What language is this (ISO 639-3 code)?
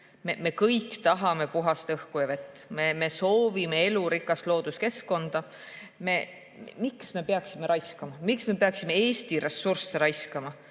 est